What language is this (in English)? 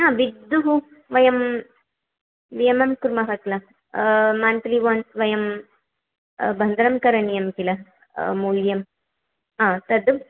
Sanskrit